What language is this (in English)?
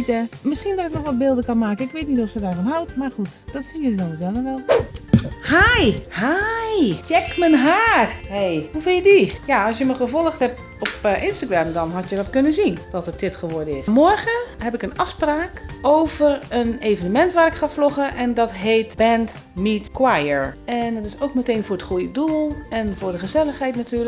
Dutch